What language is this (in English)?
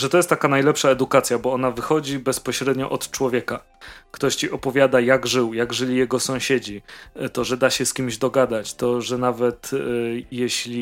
Polish